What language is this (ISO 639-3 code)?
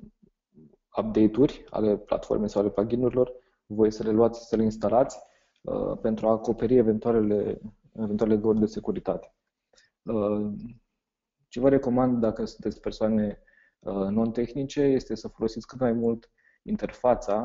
ron